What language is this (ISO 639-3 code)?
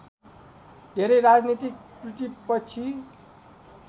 nep